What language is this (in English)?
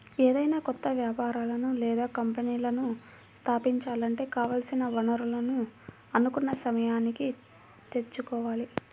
Telugu